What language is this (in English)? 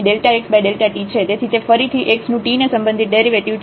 Gujarati